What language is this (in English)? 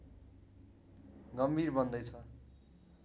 Nepali